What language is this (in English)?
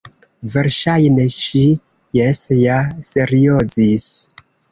Esperanto